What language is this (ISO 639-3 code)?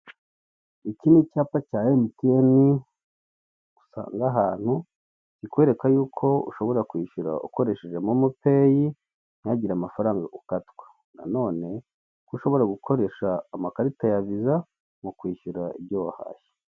kin